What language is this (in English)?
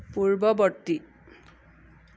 Assamese